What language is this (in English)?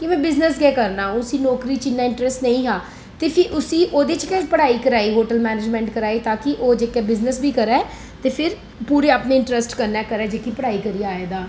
Dogri